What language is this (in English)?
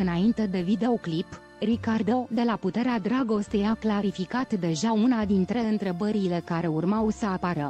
Romanian